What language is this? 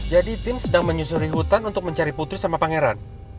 Indonesian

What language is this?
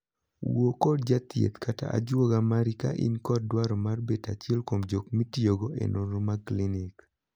Luo (Kenya and Tanzania)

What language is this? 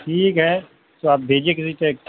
Urdu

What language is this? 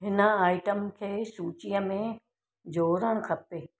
Sindhi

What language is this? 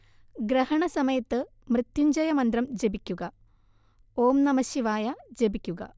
Malayalam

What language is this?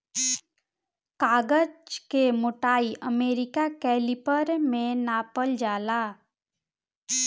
Bhojpuri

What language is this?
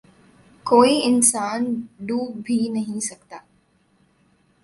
Urdu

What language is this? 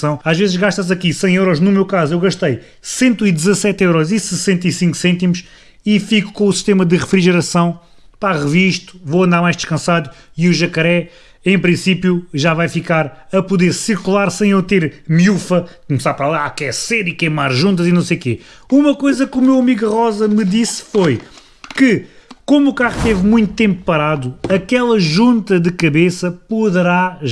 Portuguese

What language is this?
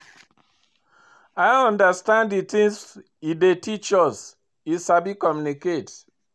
Nigerian Pidgin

